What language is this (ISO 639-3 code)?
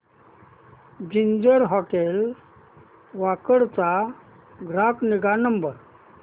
mar